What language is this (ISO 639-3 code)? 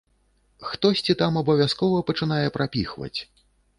bel